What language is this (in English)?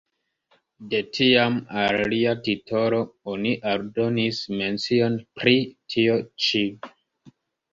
Esperanto